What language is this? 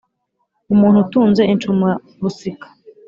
Kinyarwanda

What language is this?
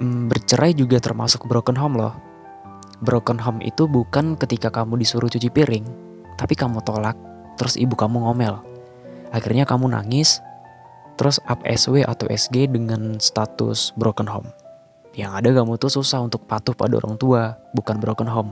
Indonesian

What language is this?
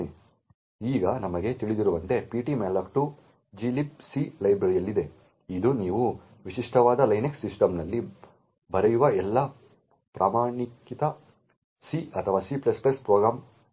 Kannada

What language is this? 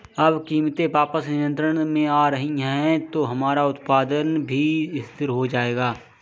Hindi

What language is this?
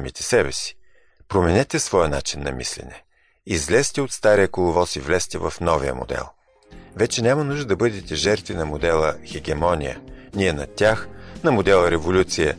Bulgarian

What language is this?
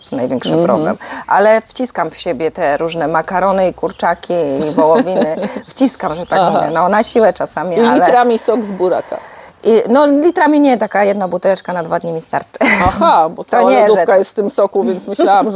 Polish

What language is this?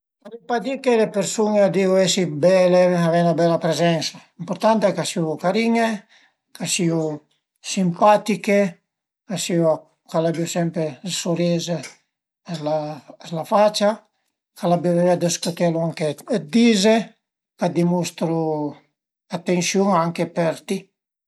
Piedmontese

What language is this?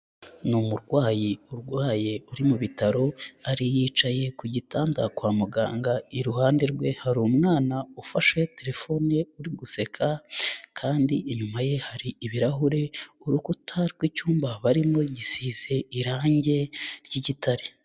Kinyarwanda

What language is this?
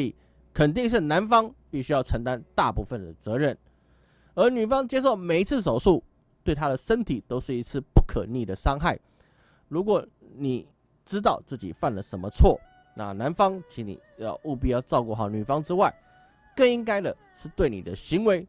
Chinese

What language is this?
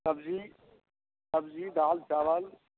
Maithili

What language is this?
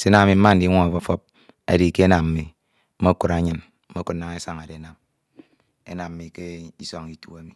Ito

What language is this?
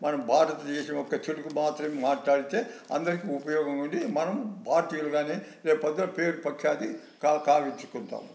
Telugu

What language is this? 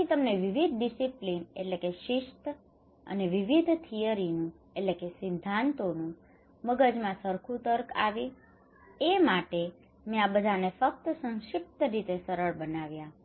Gujarati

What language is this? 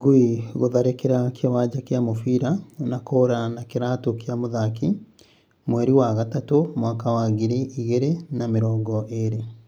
Kikuyu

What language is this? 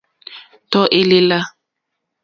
Mokpwe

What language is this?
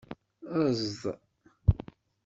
Kabyle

